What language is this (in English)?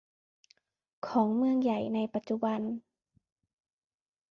Thai